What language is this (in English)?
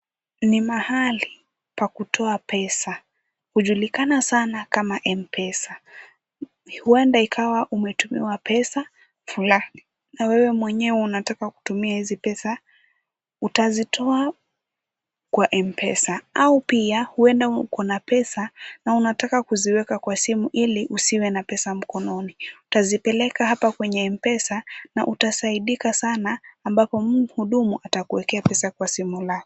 Swahili